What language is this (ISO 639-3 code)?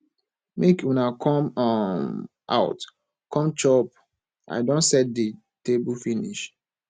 pcm